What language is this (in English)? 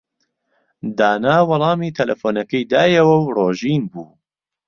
Central Kurdish